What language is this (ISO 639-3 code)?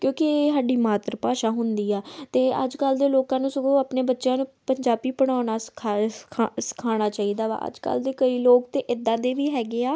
pan